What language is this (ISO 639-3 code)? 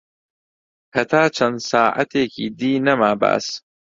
ckb